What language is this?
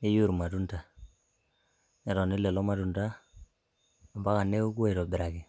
Masai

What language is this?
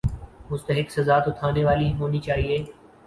Urdu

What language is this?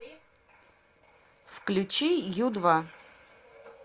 Russian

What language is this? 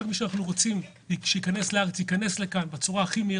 Hebrew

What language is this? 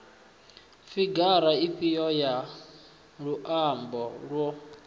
Venda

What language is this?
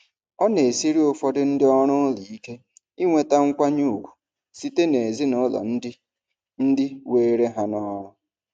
Igbo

